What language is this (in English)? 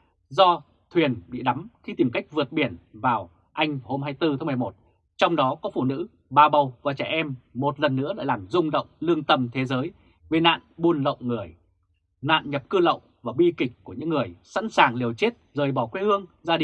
Vietnamese